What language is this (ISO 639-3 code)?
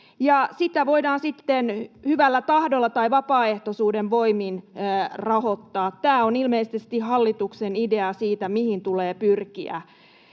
fin